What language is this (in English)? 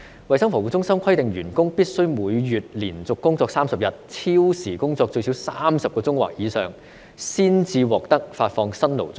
Cantonese